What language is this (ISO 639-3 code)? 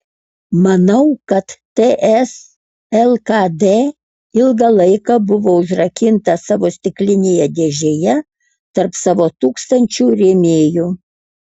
lit